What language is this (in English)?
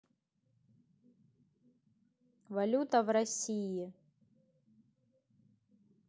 Russian